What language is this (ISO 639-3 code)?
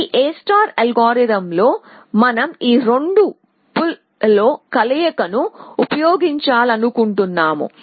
tel